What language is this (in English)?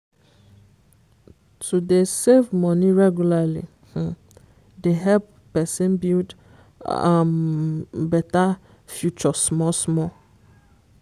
Nigerian Pidgin